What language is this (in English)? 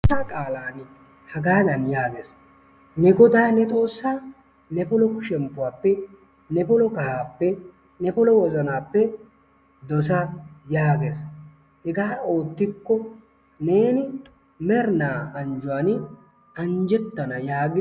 Wolaytta